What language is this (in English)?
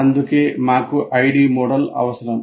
Telugu